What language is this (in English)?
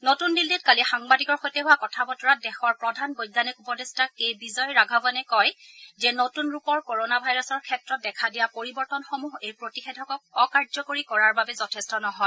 Assamese